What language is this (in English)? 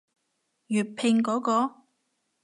Cantonese